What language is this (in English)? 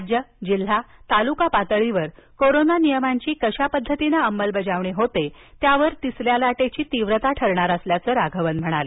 Marathi